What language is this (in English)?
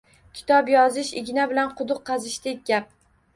Uzbek